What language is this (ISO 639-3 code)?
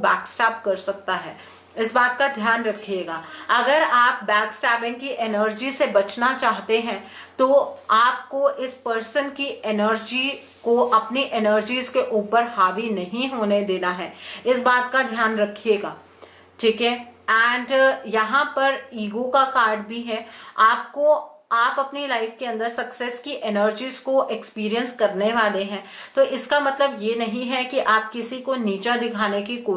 hin